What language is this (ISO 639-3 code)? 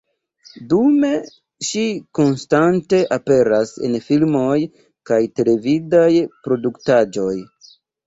epo